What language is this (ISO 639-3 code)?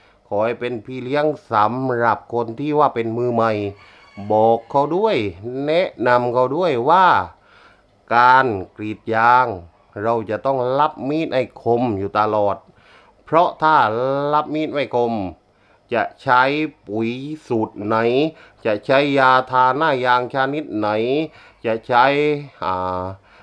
tha